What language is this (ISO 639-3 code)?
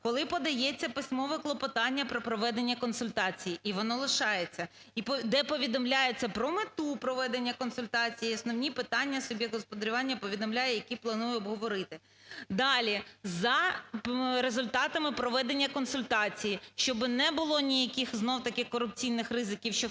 ukr